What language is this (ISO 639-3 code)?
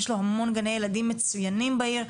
heb